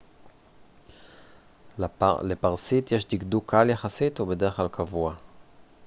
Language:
Hebrew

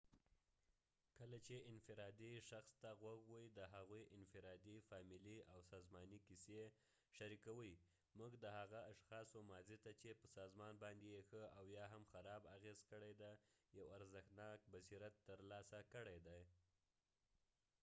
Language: Pashto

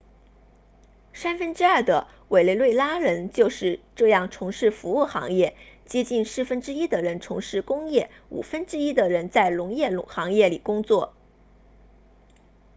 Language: Chinese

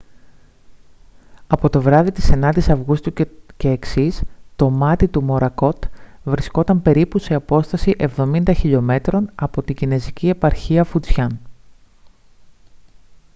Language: Greek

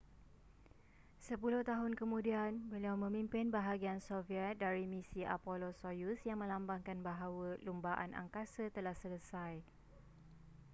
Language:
Malay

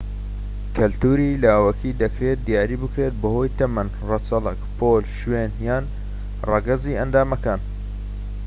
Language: Central Kurdish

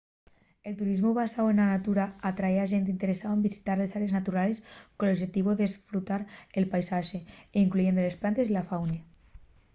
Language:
Asturian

